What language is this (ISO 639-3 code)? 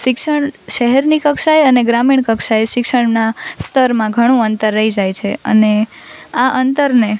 guj